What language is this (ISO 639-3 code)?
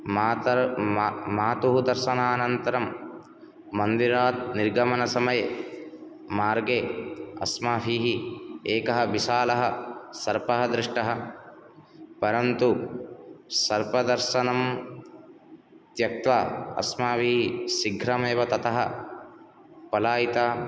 san